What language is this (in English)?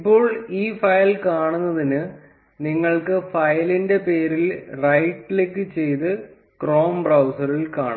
Malayalam